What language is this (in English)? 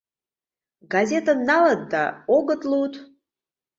Mari